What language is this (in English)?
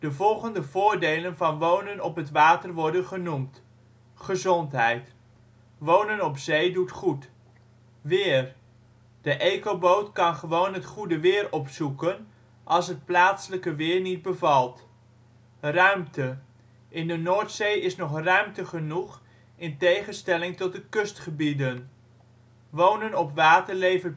Dutch